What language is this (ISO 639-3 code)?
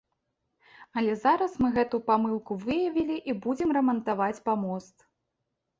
bel